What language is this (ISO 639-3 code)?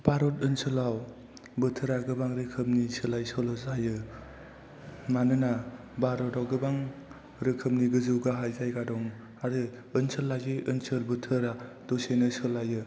brx